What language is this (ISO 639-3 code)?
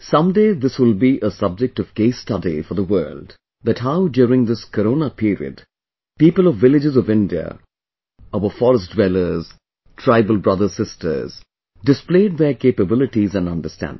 eng